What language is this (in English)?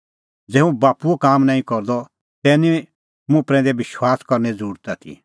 Kullu Pahari